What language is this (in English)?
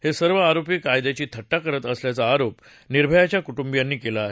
Marathi